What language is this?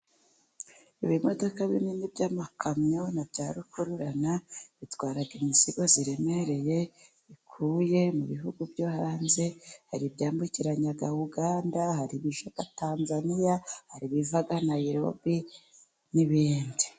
Kinyarwanda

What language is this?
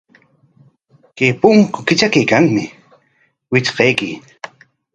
Corongo Ancash Quechua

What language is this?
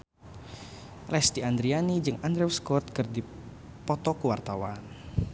Sundanese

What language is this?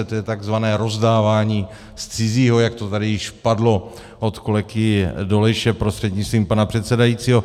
Czech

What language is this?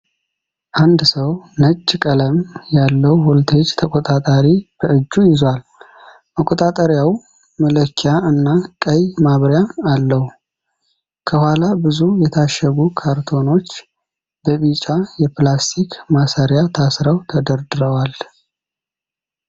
Amharic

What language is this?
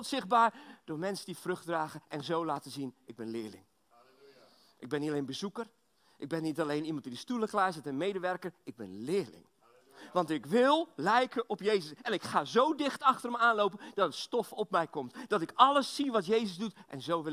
Dutch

